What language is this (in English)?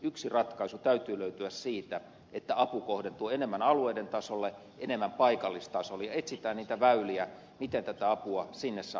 Finnish